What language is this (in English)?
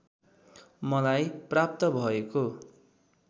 Nepali